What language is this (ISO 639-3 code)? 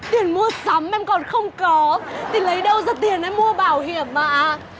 vie